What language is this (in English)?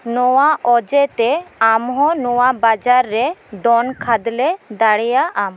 Santali